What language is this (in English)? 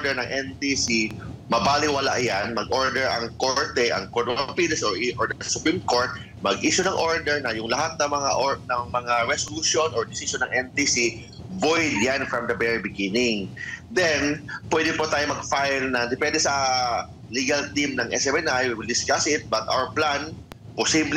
Filipino